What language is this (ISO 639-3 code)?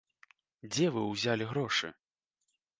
bel